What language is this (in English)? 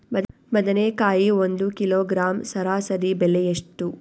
Kannada